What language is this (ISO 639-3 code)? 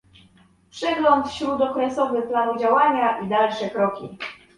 pol